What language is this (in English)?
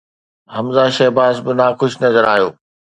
Sindhi